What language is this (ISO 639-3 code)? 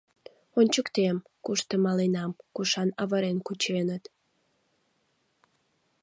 chm